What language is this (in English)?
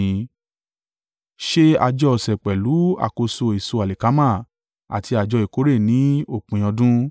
Yoruba